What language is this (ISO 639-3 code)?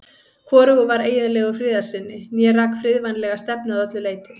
isl